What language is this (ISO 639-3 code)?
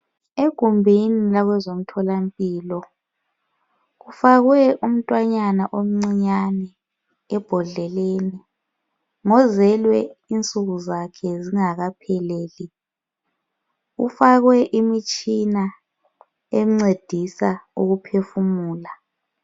nde